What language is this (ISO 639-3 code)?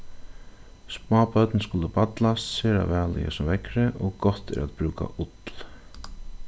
fao